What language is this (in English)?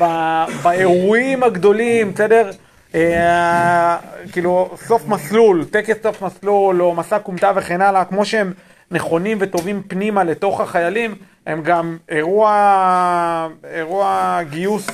Hebrew